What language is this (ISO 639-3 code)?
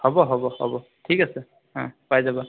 asm